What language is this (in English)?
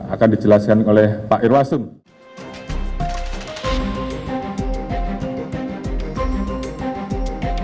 Indonesian